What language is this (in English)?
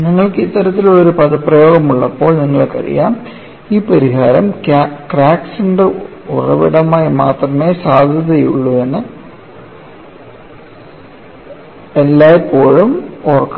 Malayalam